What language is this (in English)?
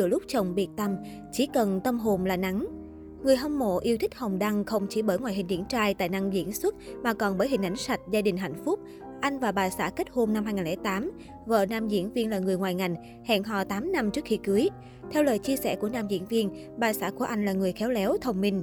Vietnamese